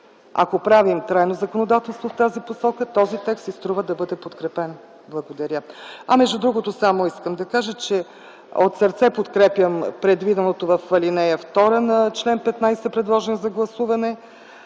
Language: Bulgarian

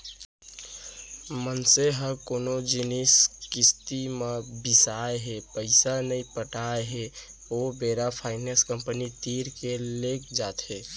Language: Chhattisgarhi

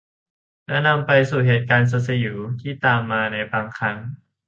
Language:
Thai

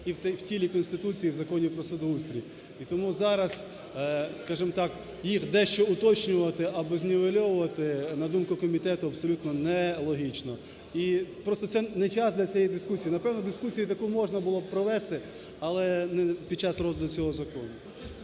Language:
Ukrainian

